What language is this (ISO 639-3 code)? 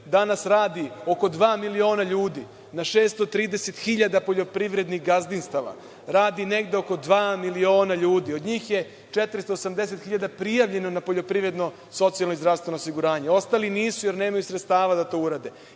srp